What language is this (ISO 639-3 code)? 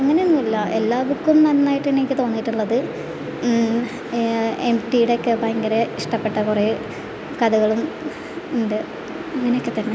mal